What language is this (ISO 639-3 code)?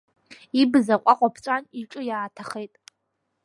abk